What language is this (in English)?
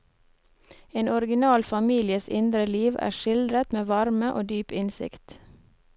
Norwegian